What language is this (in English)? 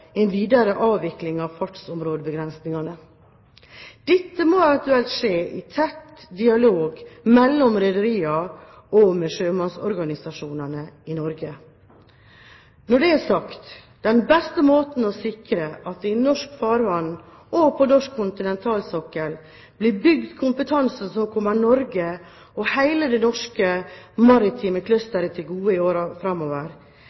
Norwegian Bokmål